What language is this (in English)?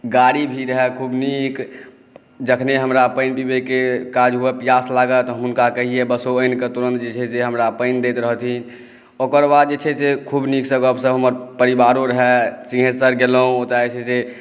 Maithili